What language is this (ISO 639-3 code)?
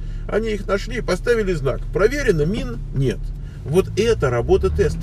rus